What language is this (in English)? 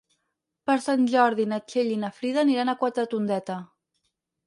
Catalan